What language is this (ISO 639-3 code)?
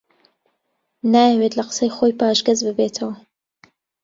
ckb